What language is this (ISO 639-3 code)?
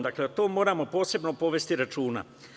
srp